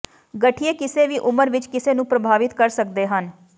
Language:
Punjabi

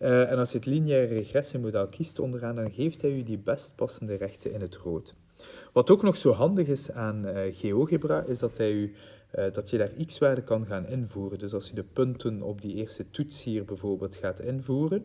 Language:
Dutch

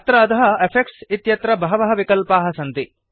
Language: Sanskrit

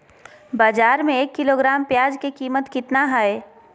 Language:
Magahi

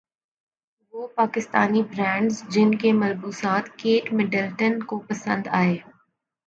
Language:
Urdu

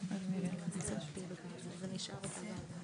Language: Hebrew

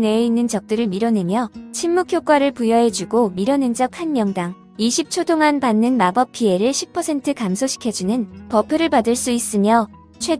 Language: Korean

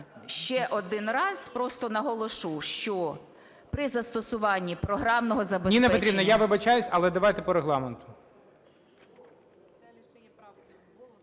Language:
Ukrainian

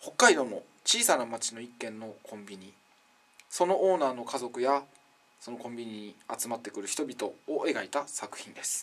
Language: Japanese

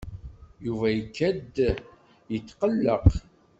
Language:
Kabyle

